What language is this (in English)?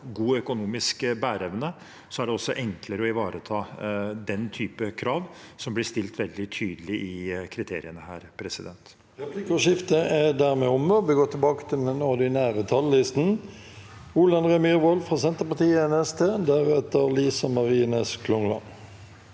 Norwegian